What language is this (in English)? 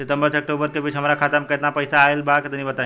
Bhojpuri